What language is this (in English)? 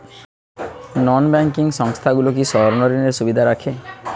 Bangla